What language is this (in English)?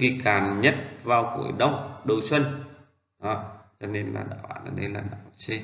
Vietnamese